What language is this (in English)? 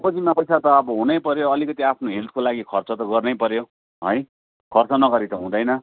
Nepali